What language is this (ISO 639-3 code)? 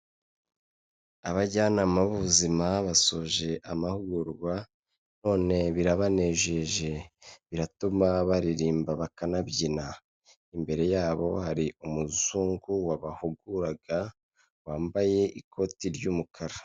kin